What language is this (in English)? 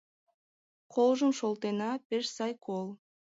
Mari